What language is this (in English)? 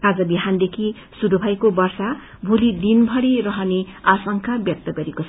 Nepali